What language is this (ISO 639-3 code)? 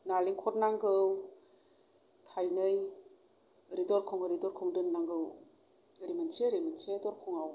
brx